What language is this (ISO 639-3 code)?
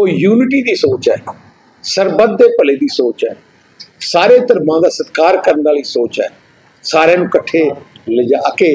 pan